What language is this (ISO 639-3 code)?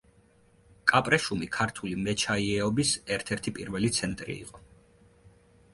kat